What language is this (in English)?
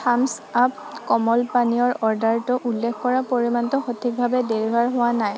Assamese